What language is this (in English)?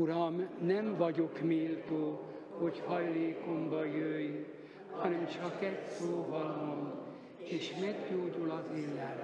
Hungarian